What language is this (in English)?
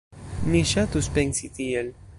Esperanto